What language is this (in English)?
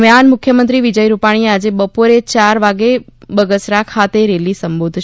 Gujarati